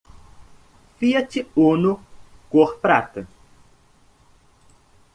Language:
Portuguese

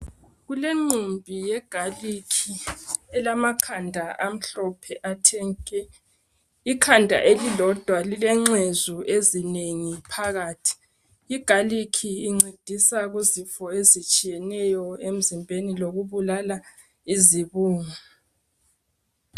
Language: North Ndebele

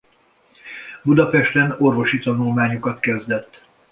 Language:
Hungarian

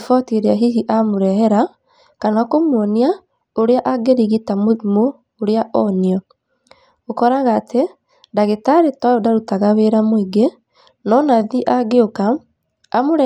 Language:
Kikuyu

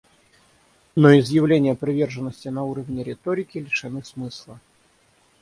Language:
Russian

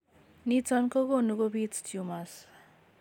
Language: Kalenjin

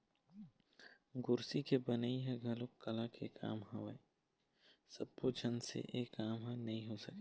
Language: Chhattisgarhi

